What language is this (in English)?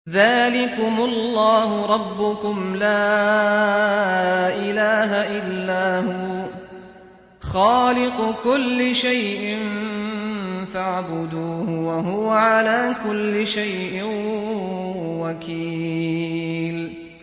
Arabic